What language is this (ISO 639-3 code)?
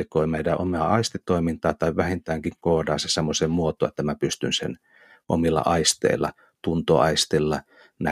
fin